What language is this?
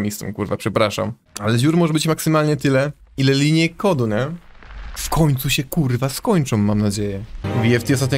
Polish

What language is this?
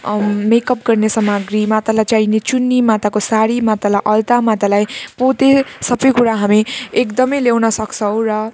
Nepali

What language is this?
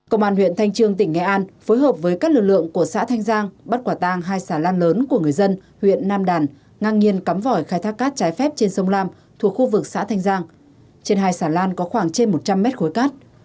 Vietnamese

